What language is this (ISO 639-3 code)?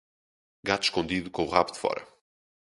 por